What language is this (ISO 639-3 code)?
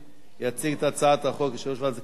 heb